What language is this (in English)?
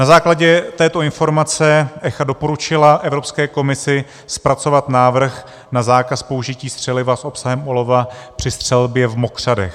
Czech